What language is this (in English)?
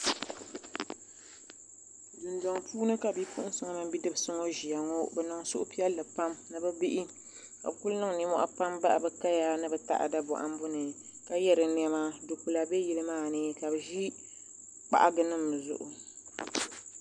Dagbani